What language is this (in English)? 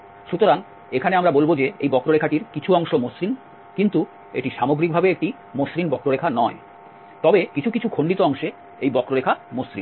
Bangla